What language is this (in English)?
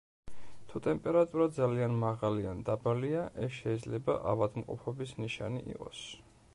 Georgian